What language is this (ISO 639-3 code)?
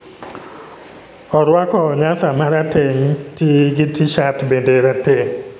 luo